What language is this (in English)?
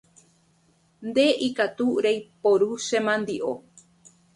Guarani